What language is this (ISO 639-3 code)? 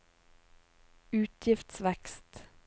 nor